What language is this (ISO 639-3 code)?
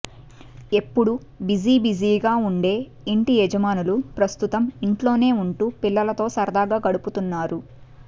tel